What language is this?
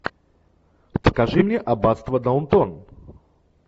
Russian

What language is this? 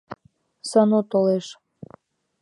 Mari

